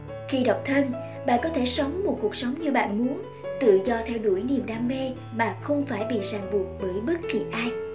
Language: Vietnamese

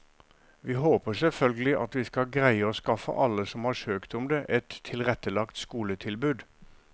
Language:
Norwegian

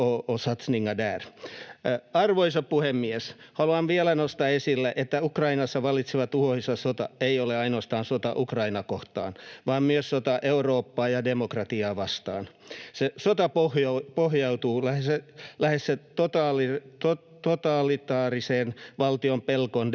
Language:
Finnish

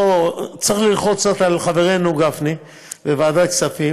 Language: Hebrew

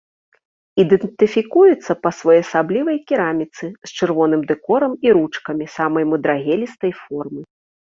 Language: Belarusian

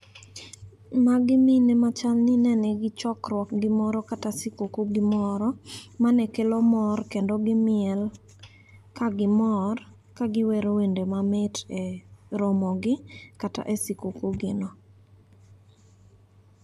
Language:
Luo (Kenya and Tanzania)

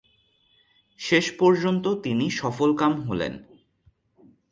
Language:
Bangla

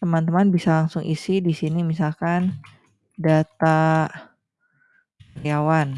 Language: Indonesian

